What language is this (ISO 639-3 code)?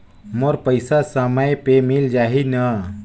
hne